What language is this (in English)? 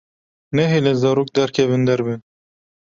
Kurdish